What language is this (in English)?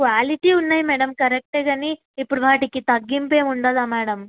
Telugu